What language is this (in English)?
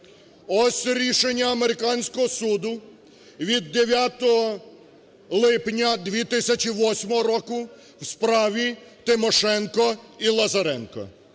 Ukrainian